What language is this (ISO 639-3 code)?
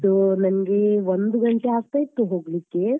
kan